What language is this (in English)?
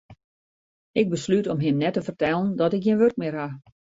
Western Frisian